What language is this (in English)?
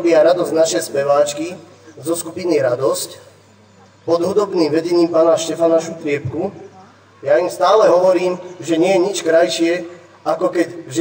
Czech